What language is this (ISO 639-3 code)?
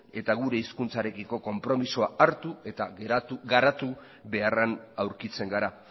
eus